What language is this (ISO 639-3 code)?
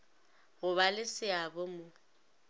nso